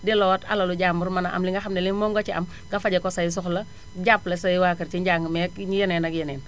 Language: Wolof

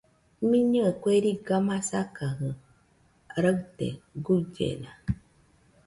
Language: Nüpode Huitoto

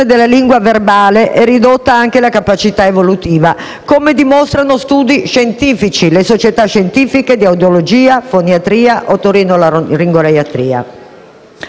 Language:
Italian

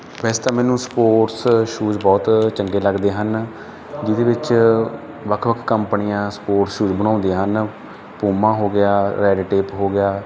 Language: Punjabi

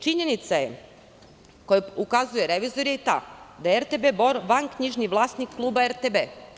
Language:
Serbian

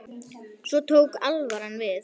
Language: Icelandic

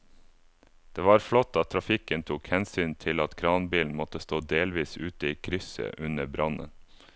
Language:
Norwegian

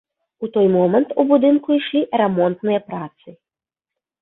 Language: Belarusian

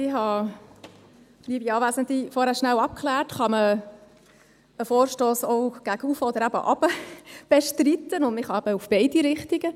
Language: Swiss German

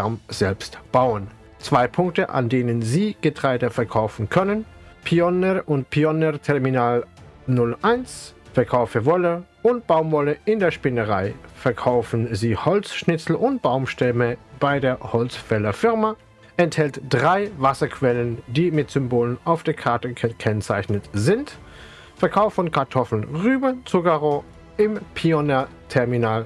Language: German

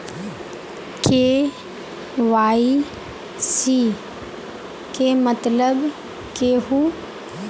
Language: Magahi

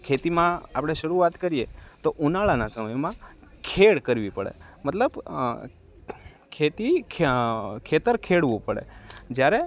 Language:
Gujarati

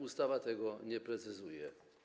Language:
Polish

